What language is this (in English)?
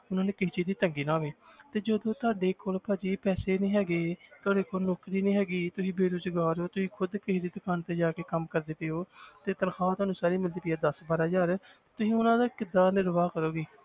Punjabi